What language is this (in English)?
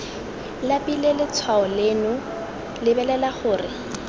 Tswana